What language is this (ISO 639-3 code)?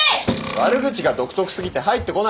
jpn